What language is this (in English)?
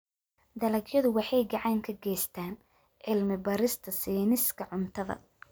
Somali